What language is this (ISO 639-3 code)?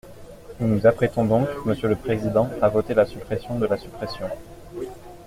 fra